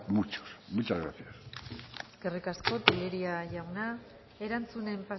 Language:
Basque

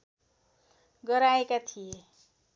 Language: Nepali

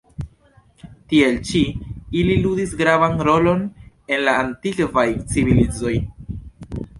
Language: Esperanto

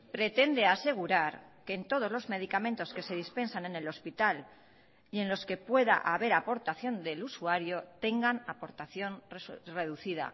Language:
Spanish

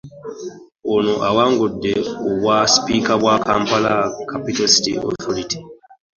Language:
Ganda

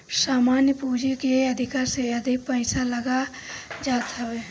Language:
Bhojpuri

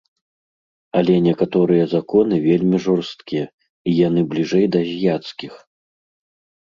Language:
Belarusian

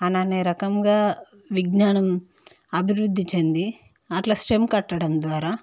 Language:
Telugu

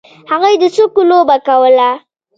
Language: Pashto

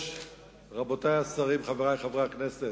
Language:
Hebrew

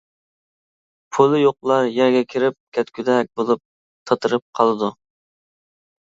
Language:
Uyghur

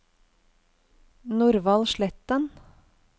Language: Norwegian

